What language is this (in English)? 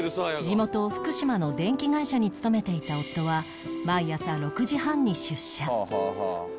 Japanese